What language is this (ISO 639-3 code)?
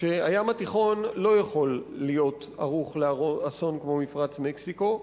heb